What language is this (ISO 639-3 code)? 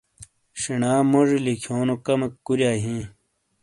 scl